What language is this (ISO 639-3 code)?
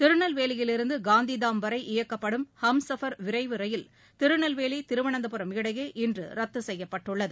tam